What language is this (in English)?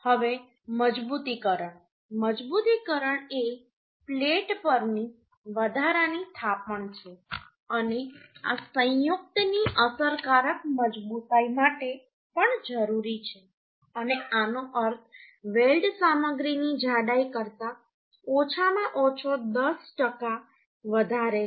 Gujarati